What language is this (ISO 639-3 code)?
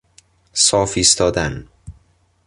fas